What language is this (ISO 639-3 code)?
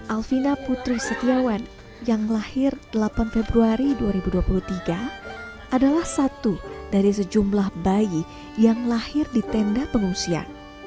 ind